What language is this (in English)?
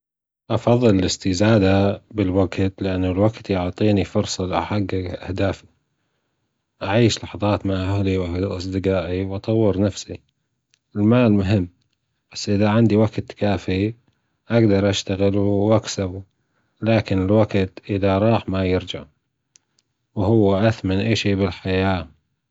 Gulf Arabic